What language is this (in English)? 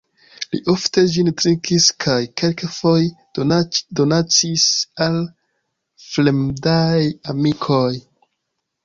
Esperanto